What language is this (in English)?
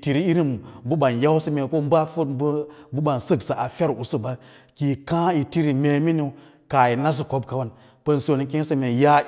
Lala-Roba